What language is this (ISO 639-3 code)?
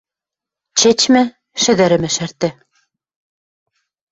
mrj